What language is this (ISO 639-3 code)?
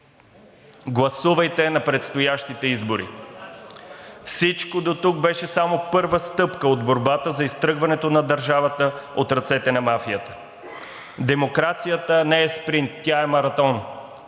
bul